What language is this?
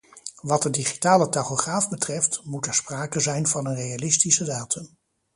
Dutch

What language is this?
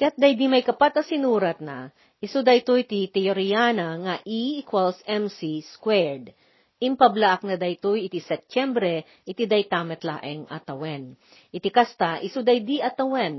Filipino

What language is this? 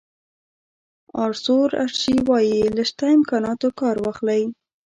Pashto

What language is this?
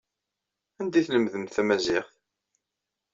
Kabyle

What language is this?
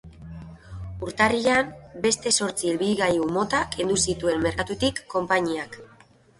Basque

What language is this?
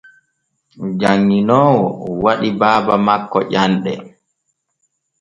Borgu Fulfulde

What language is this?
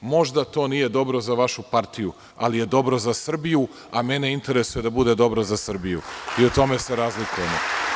Serbian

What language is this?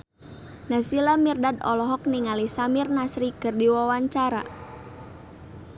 Sundanese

